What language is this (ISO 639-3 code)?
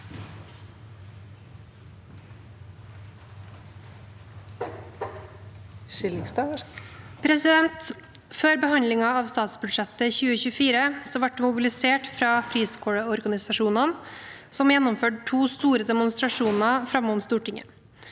nor